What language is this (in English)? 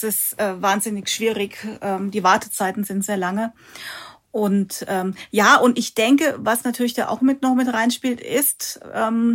German